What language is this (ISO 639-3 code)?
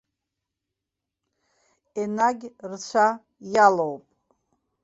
abk